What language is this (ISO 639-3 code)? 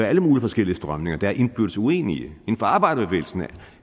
dan